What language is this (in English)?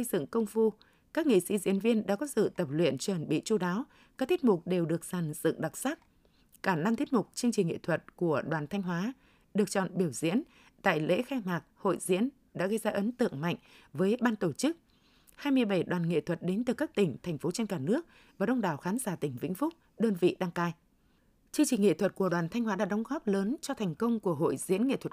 Vietnamese